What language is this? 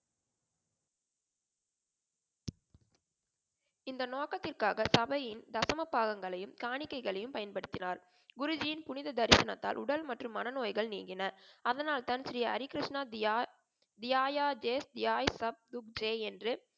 Tamil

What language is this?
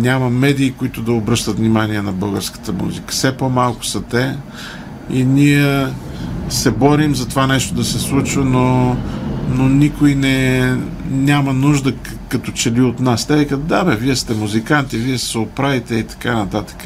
Bulgarian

